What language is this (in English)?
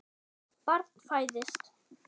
Icelandic